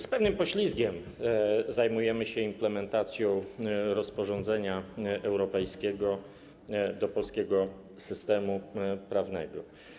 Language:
Polish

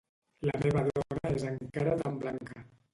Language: Catalan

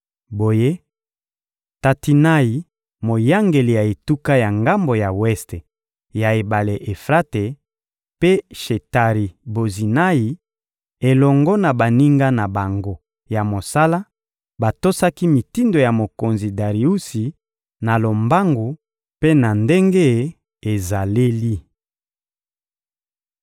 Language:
Lingala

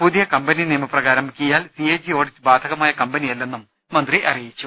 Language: Malayalam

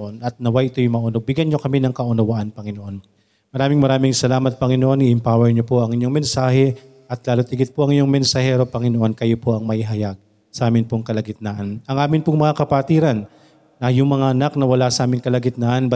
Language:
Filipino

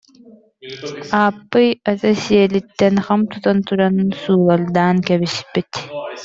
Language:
Yakut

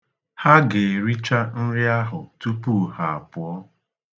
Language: Igbo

